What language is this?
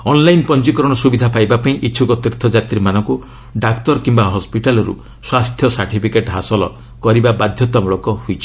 Odia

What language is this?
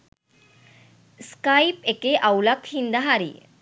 Sinhala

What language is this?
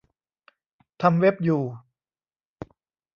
Thai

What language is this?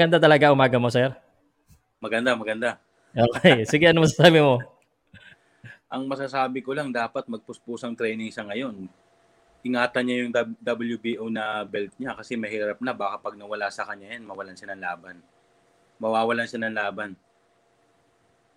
Filipino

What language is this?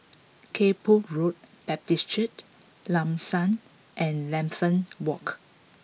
English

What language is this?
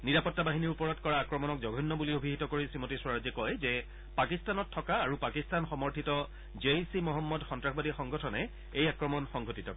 Assamese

